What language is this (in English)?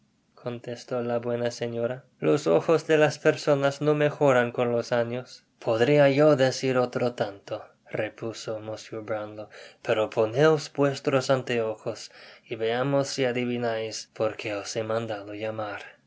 Spanish